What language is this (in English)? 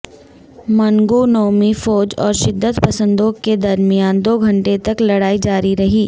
Urdu